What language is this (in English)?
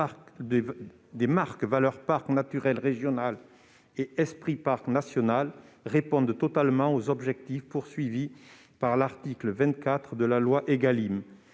French